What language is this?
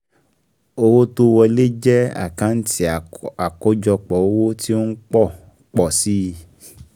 Yoruba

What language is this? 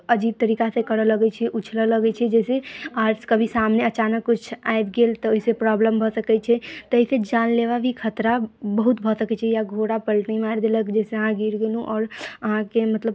Maithili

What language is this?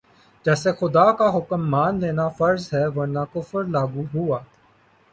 Urdu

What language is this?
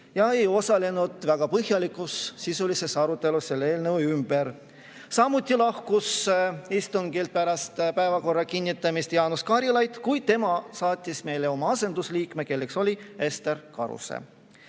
Estonian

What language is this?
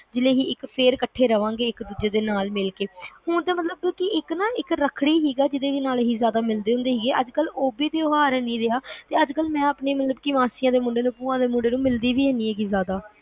Punjabi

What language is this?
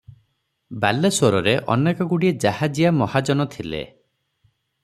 Odia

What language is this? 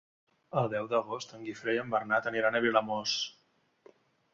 Catalan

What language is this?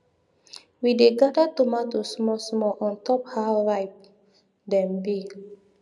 Nigerian Pidgin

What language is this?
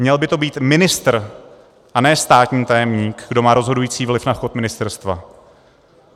Czech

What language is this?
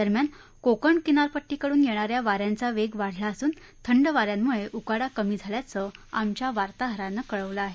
Marathi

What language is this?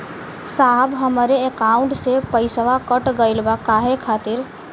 Bhojpuri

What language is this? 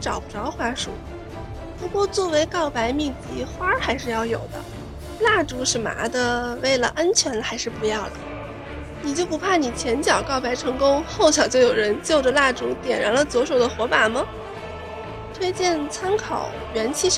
Chinese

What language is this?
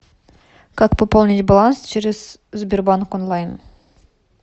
Russian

